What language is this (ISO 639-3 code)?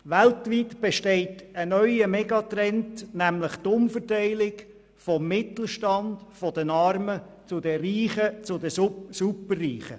gsw